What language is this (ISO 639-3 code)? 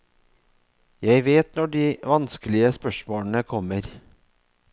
nor